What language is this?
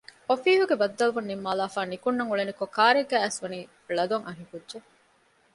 Divehi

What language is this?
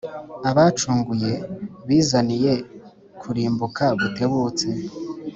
Kinyarwanda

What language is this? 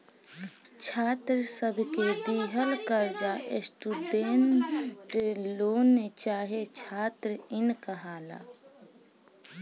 Bhojpuri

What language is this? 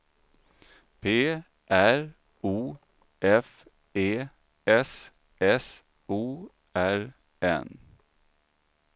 Swedish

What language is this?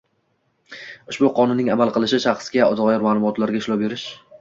Uzbek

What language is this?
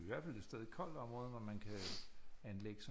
Danish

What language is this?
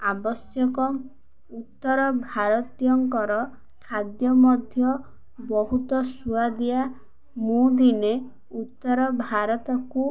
Odia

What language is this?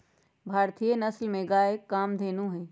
Magahi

